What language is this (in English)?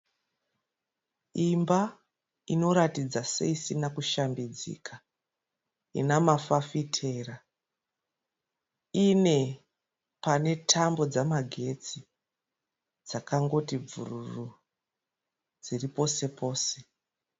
Shona